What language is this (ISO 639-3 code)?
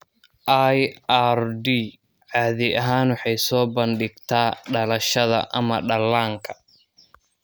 som